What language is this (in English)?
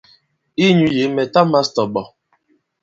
Bankon